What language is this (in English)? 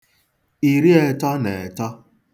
Igbo